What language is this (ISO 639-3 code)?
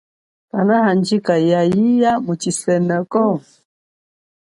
cjk